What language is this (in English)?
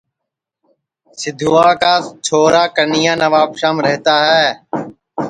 Sansi